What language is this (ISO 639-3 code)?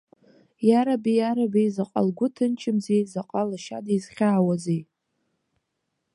abk